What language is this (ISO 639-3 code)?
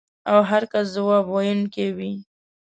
pus